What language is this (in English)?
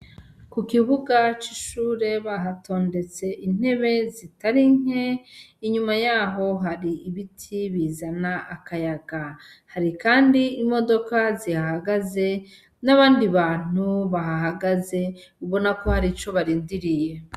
Rundi